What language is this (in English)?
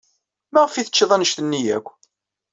Kabyle